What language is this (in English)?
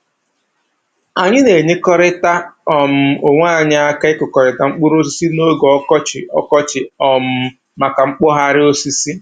Igbo